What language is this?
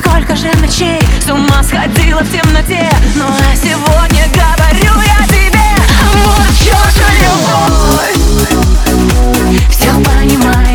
Ukrainian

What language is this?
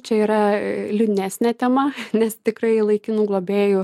Lithuanian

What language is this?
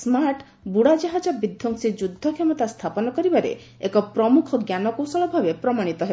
Odia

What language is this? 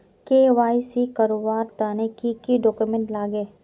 Magahi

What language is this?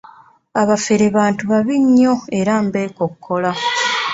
Ganda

